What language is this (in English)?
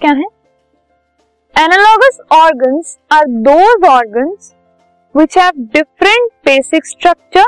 Hindi